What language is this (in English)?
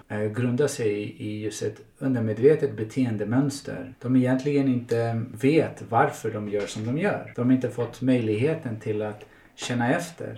Swedish